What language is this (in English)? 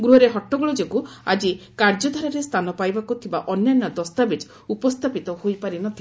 Odia